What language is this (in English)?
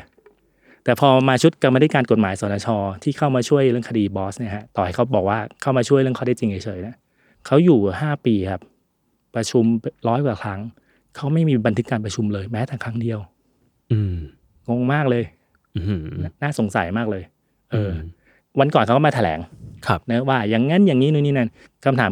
Thai